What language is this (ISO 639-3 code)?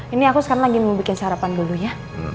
ind